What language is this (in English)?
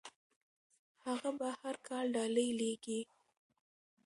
Pashto